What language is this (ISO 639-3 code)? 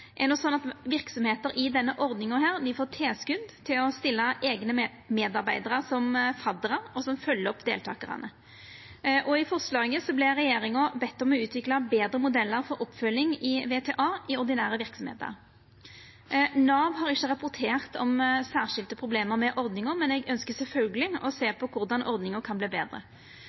nno